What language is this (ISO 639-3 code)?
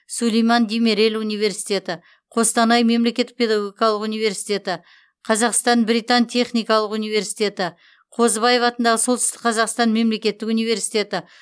kaz